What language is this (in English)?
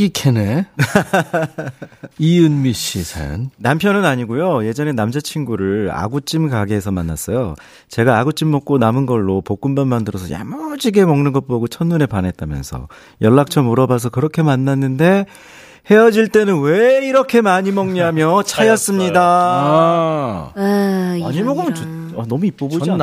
Korean